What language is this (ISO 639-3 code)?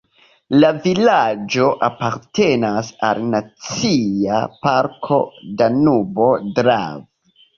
epo